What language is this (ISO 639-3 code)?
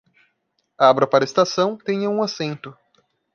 por